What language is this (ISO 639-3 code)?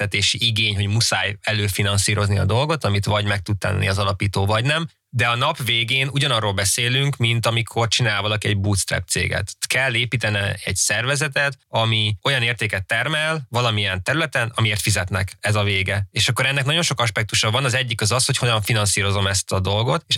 hun